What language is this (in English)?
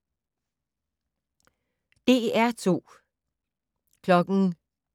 Danish